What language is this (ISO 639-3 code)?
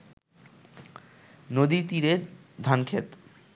ben